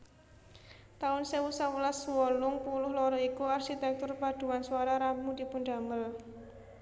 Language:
Javanese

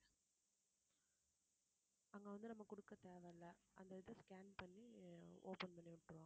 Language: Tamil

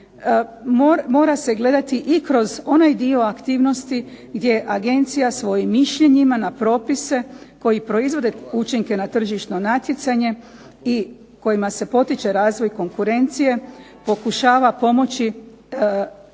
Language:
Croatian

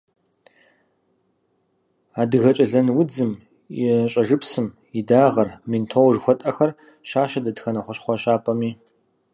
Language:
Kabardian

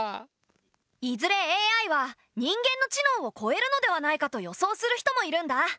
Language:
Japanese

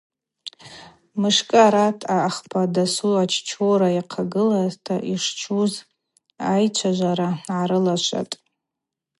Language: Abaza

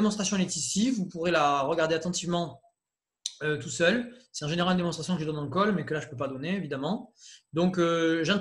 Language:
French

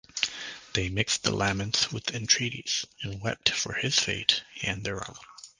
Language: English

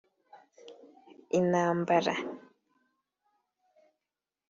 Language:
Kinyarwanda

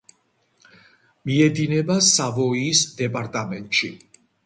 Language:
Georgian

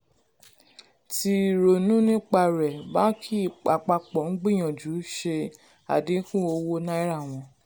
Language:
Yoruba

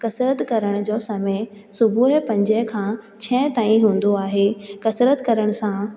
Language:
Sindhi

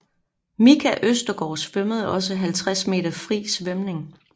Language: Danish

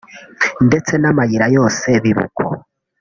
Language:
Kinyarwanda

